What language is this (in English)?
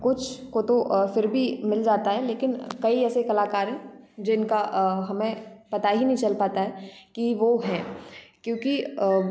Hindi